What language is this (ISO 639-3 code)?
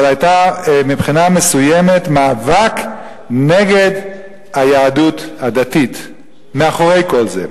heb